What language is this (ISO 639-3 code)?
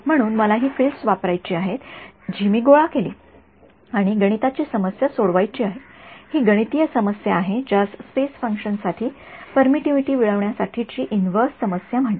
mar